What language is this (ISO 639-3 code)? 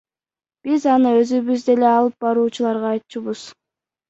kir